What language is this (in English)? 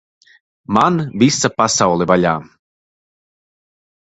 Latvian